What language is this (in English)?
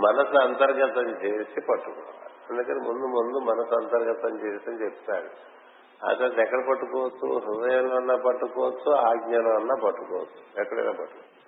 Telugu